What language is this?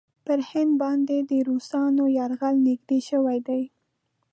Pashto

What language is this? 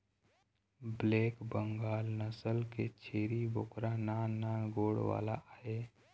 Chhattisgarhi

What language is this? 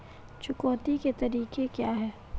Hindi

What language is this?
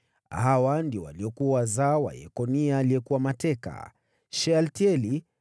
Swahili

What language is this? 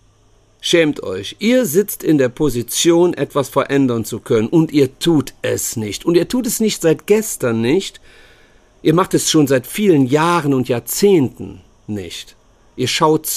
German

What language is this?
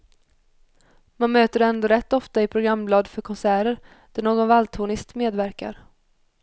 Swedish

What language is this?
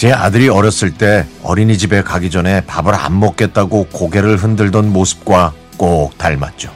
Korean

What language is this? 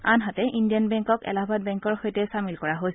Assamese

